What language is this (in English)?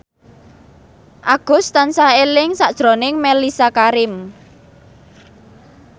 Javanese